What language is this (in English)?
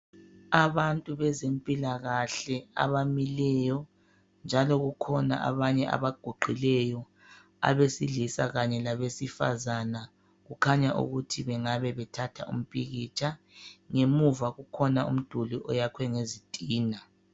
North Ndebele